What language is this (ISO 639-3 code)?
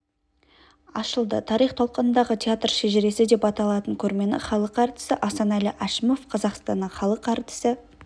kaz